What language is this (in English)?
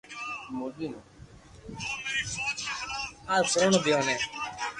Loarki